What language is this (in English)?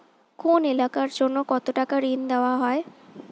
Bangla